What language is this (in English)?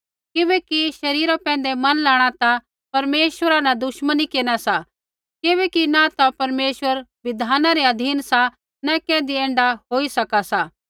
Kullu Pahari